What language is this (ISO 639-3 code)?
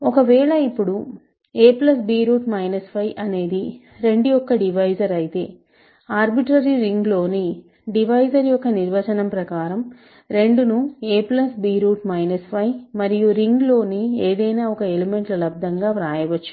tel